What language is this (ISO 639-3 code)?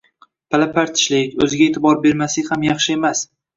uzb